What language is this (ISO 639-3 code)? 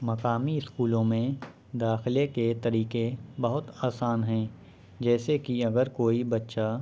urd